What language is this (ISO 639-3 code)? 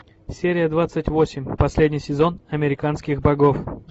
rus